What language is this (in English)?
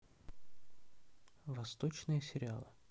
Russian